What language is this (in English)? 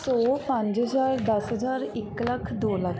Punjabi